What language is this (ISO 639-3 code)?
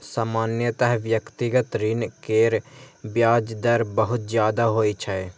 mai